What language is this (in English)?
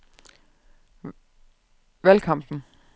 Danish